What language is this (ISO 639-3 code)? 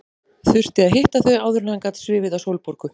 isl